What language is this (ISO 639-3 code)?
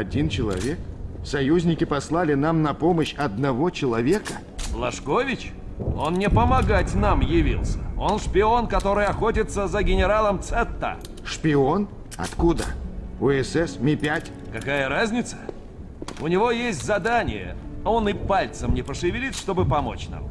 rus